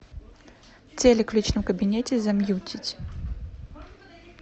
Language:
Russian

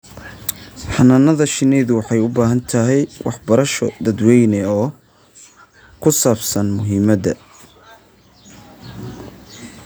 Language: Somali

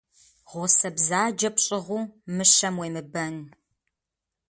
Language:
Kabardian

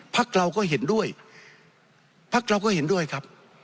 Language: Thai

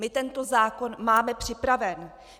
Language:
Czech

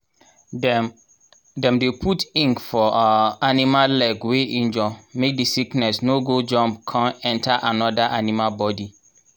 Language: Nigerian Pidgin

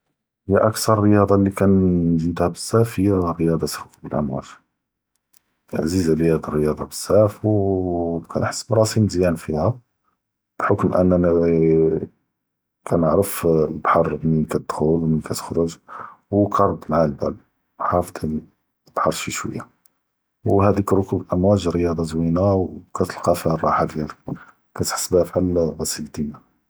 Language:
Judeo-Arabic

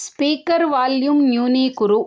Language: Sanskrit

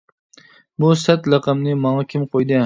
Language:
Uyghur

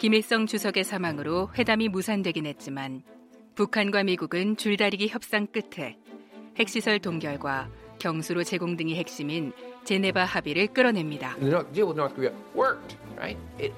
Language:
Korean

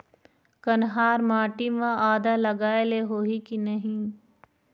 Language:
Chhattisgarhi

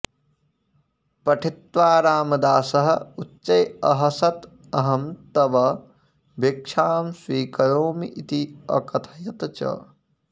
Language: Sanskrit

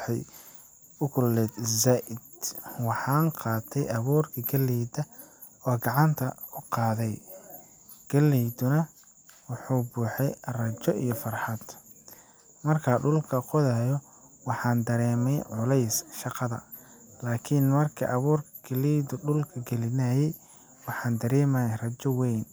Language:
Somali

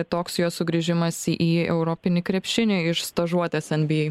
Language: Lithuanian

